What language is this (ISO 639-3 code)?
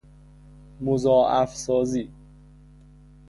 fas